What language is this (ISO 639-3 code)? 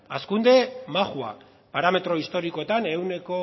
eus